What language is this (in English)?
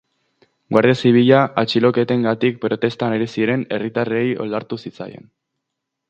Basque